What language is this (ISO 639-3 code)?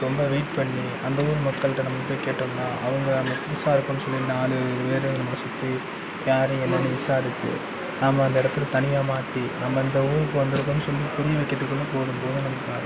tam